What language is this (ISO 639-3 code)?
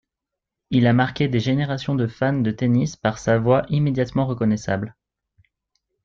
fra